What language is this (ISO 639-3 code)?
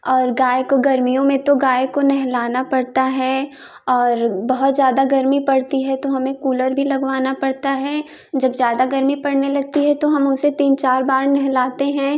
hin